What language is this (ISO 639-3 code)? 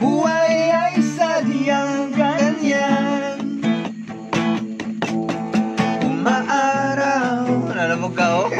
ind